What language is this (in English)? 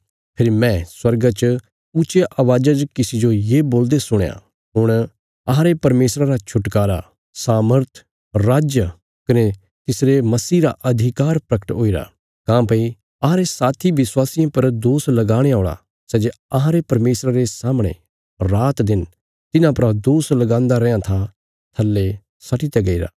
Bilaspuri